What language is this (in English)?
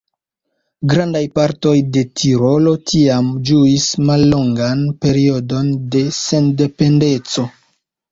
Esperanto